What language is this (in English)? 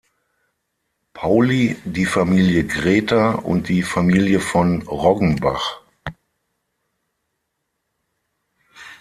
German